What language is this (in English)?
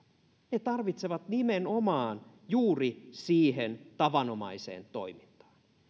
Finnish